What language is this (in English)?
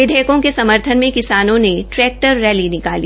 Hindi